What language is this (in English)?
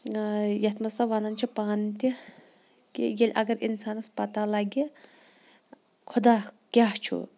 Kashmiri